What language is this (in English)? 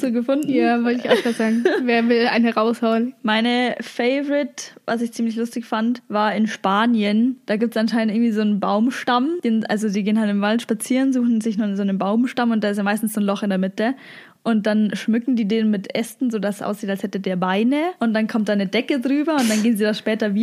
German